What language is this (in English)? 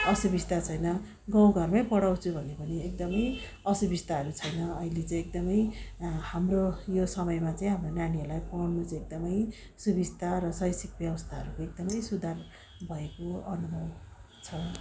Nepali